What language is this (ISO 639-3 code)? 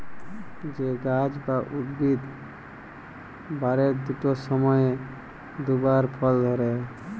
ben